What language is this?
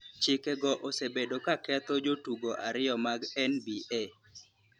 Luo (Kenya and Tanzania)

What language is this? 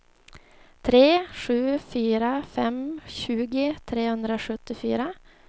Swedish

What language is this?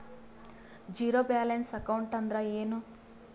Kannada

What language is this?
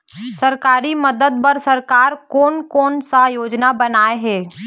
Chhattisgarhi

